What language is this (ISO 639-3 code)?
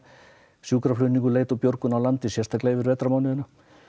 isl